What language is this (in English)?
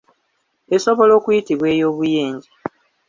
Ganda